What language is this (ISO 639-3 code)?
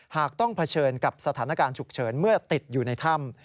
tha